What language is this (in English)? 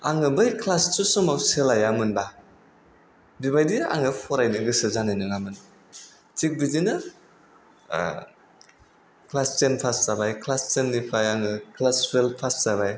Bodo